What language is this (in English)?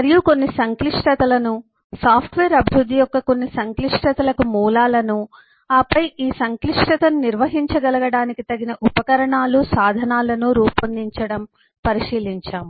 Telugu